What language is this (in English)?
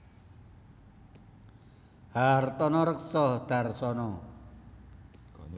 Javanese